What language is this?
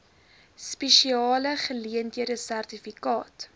Afrikaans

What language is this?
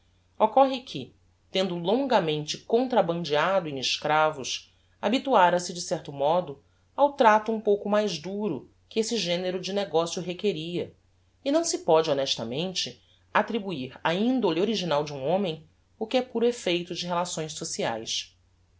Portuguese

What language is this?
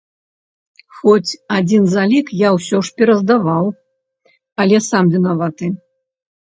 Belarusian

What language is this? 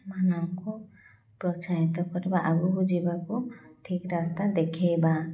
Odia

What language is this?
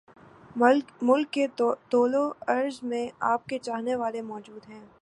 Urdu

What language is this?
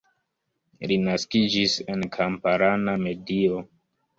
Esperanto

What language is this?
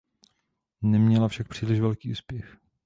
Czech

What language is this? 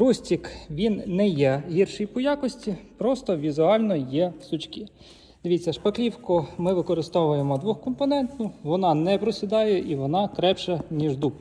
Ukrainian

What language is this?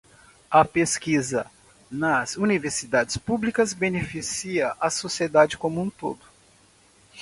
Portuguese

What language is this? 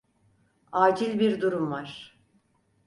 Turkish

